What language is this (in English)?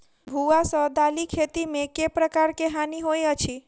Maithili